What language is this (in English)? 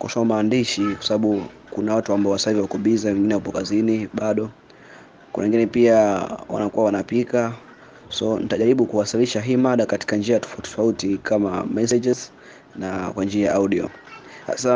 Swahili